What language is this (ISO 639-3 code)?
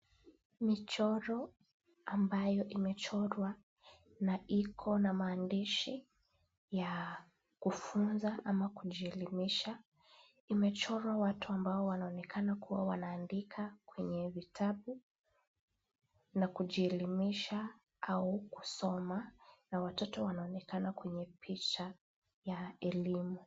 swa